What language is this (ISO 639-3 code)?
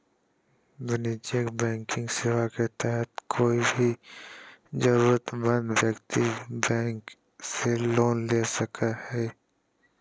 mag